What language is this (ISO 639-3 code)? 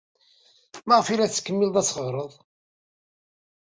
kab